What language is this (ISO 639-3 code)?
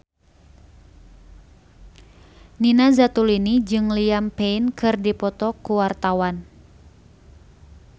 sun